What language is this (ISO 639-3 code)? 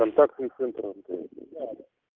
rus